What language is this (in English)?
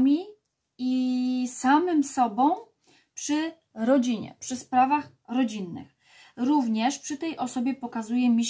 Polish